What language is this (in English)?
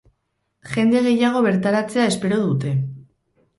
Basque